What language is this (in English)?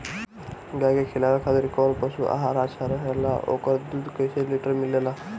Bhojpuri